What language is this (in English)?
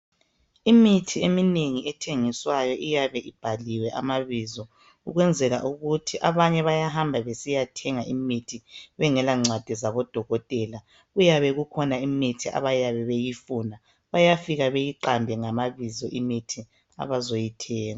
North Ndebele